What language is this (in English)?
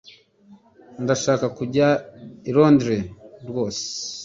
Kinyarwanda